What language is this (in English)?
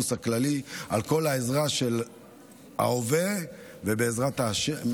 Hebrew